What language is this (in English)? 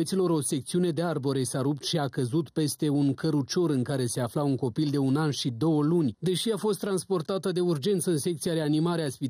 Romanian